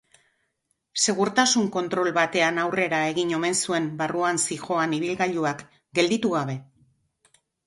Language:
Basque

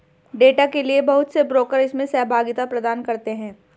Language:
Hindi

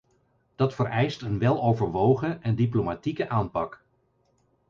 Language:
Dutch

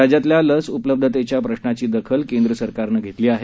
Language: Marathi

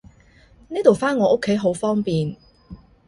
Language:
Cantonese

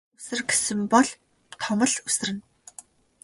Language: Mongolian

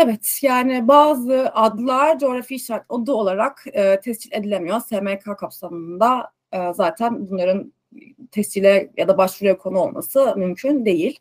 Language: Turkish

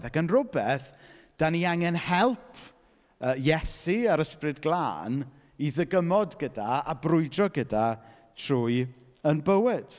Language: Welsh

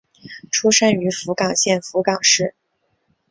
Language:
Chinese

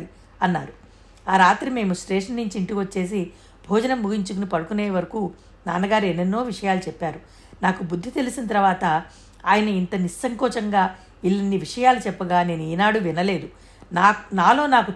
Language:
Telugu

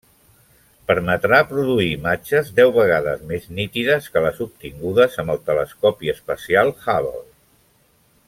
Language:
Catalan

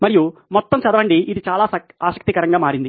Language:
Telugu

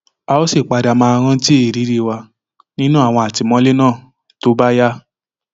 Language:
Yoruba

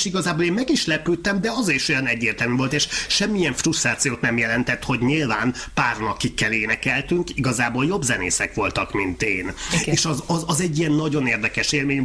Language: Hungarian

